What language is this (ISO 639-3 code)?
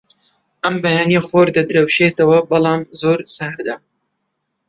ckb